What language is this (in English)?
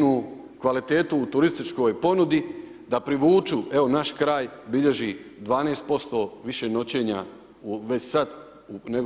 Croatian